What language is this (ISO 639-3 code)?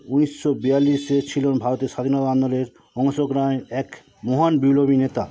ben